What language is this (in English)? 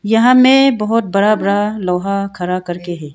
Hindi